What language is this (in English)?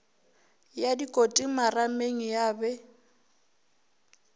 Northern Sotho